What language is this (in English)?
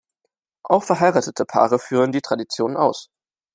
German